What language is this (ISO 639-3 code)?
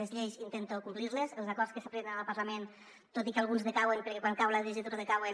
cat